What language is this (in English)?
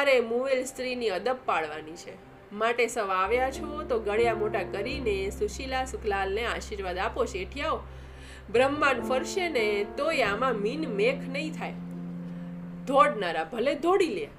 Gujarati